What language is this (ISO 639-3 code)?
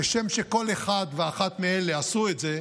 heb